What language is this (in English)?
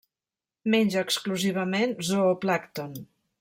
Catalan